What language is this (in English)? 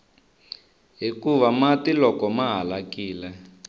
Tsonga